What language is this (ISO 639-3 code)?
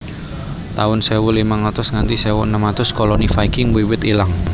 jav